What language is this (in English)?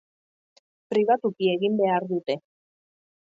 Basque